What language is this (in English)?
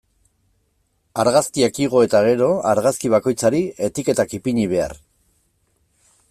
Basque